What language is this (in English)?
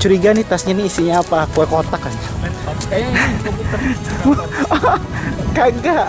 Indonesian